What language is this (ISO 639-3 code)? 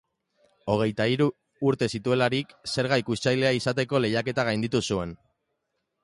eus